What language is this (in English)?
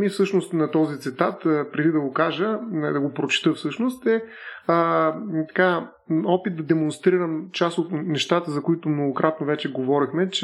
Bulgarian